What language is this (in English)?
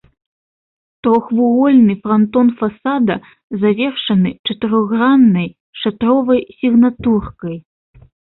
Belarusian